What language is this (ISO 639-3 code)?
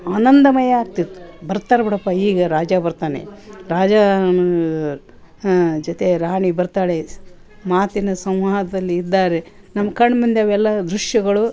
kan